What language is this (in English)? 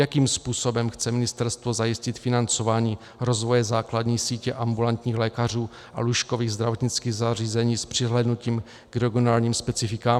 Czech